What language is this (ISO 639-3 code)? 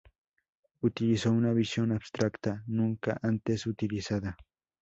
spa